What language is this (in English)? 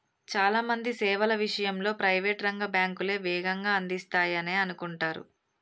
Telugu